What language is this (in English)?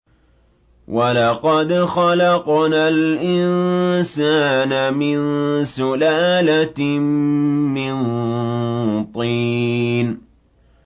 Arabic